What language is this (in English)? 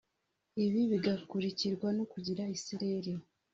Kinyarwanda